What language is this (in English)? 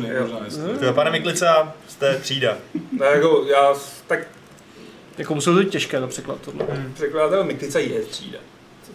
Czech